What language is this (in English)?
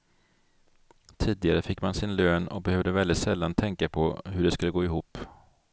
Swedish